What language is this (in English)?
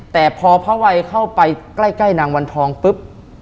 Thai